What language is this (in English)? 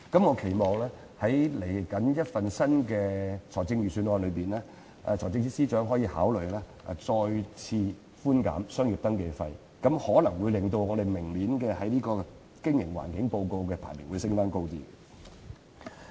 Cantonese